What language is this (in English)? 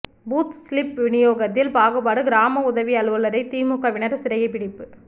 Tamil